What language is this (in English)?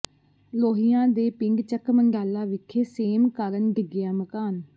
Punjabi